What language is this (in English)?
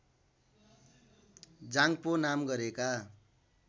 Nepali